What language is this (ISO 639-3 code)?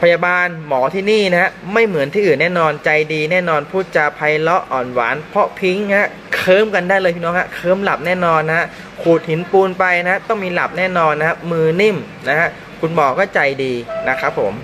tha